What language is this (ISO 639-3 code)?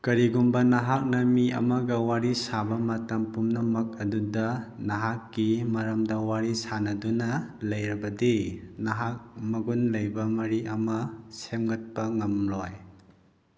mni